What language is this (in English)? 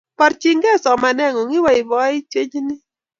Kalenjin